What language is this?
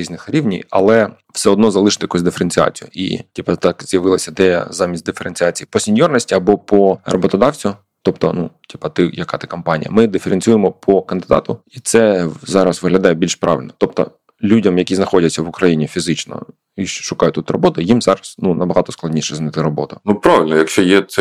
Ukrainian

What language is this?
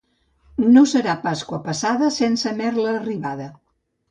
Catalan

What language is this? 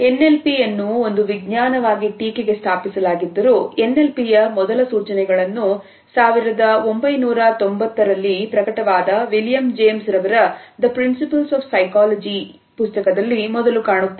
Kannada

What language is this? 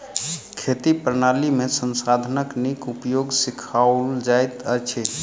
Maithili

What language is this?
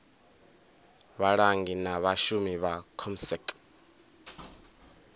Venda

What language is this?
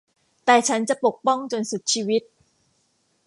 Thai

